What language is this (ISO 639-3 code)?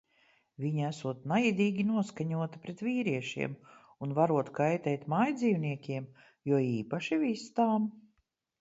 lav